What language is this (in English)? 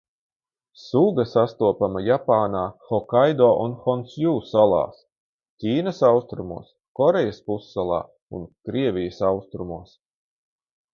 Latvian